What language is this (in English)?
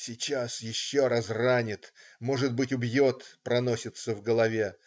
Russian